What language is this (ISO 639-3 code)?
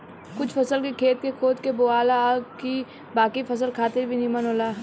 bho